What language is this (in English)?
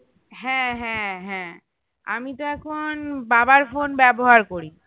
Bangla